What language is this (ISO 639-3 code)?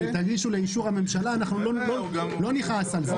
heb